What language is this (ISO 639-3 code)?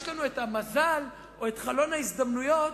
heb